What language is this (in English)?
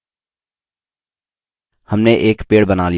Hindi